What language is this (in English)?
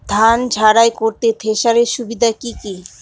Bangla